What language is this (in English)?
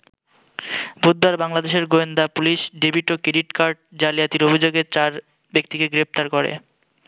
Bangla